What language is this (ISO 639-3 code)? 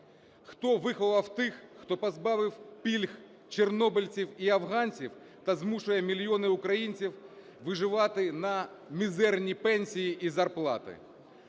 ukr